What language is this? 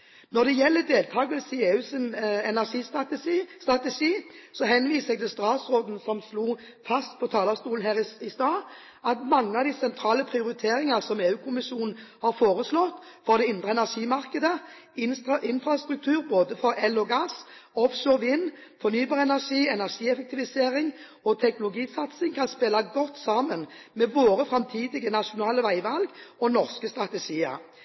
Norwegian Bokmål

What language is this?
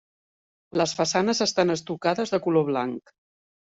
Catalan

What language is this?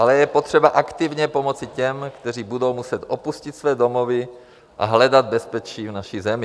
Czech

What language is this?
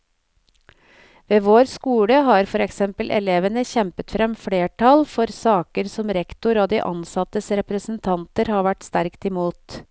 Norwegian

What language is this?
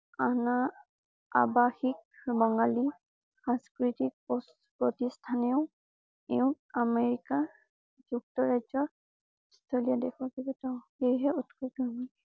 Assamese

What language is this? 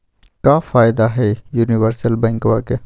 Magahi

